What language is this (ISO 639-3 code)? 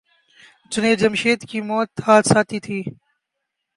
urd